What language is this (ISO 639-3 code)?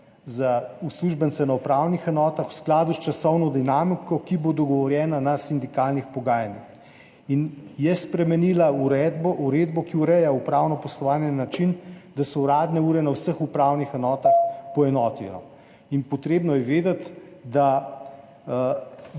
slv